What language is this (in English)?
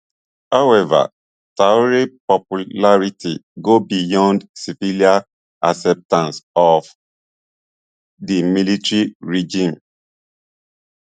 Nigerian Pidgin